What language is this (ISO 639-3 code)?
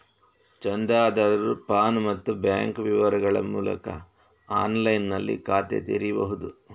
kan